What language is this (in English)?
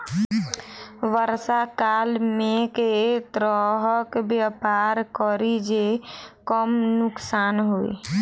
Maithili